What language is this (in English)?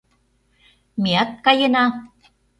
Mari